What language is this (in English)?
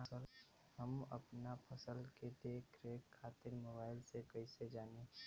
Bhojpuri